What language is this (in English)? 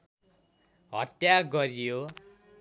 Nepali